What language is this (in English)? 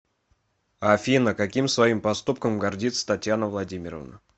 Russian